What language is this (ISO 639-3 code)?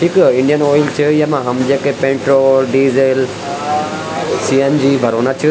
gbm